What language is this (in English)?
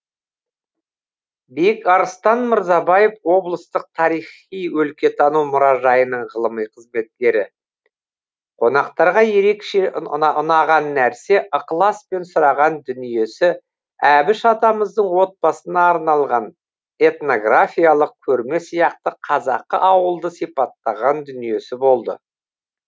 Kazakh